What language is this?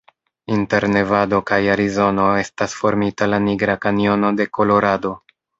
Esperanto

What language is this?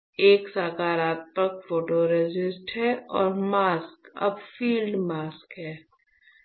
Hindi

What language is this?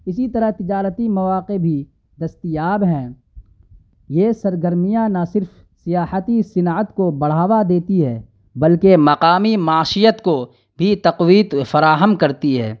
Urdu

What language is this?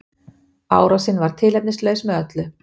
Icelandic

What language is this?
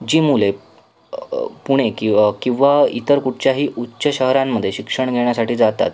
Marathi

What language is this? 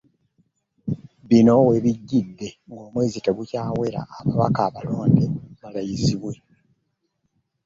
Ganda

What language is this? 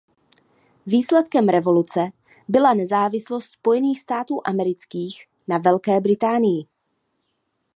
Czech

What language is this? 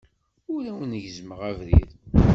Kabyle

